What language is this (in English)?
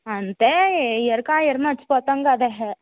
Telugu